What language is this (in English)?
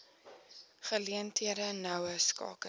Afrikaans